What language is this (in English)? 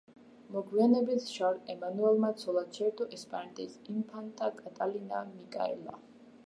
Georgian